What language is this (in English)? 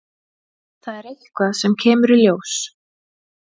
Icelandic